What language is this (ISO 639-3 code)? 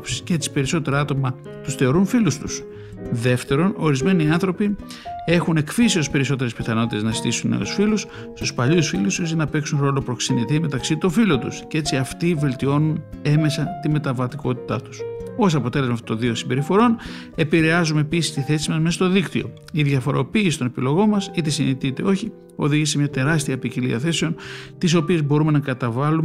ell